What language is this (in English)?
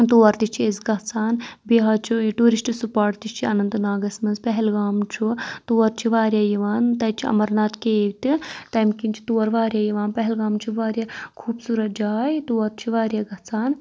Kashmiri